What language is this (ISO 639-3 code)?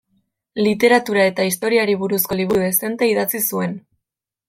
eus